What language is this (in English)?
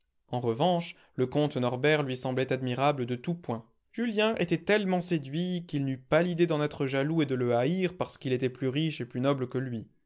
French